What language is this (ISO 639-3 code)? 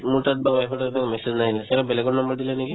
asm